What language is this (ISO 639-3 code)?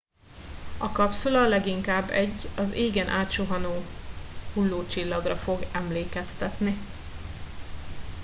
hun